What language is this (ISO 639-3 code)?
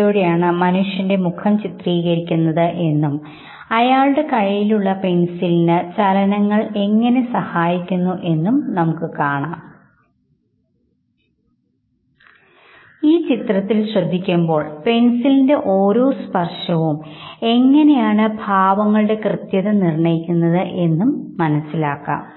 mal